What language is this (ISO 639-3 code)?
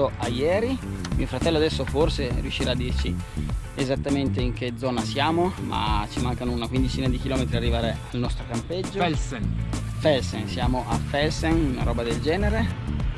ita